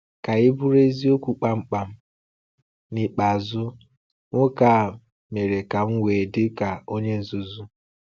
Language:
Igbo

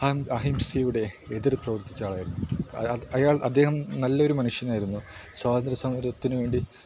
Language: Malayalam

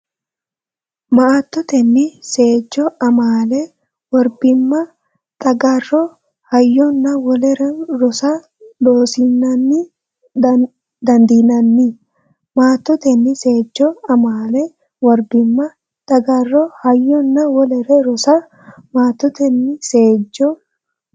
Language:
Sidamo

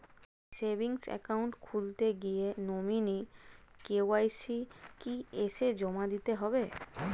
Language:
Bangla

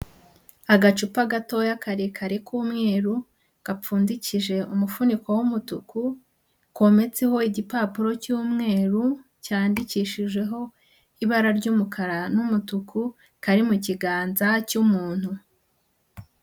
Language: Kinyarwanda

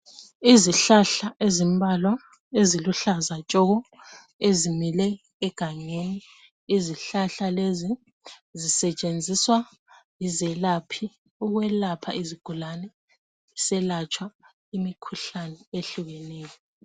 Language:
North Ndebele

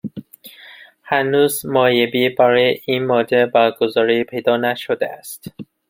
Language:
Persian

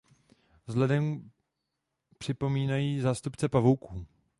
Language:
Czech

